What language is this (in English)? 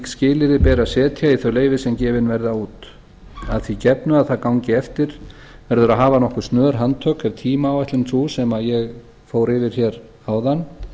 Icelandic